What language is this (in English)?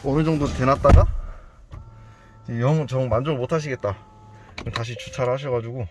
Korean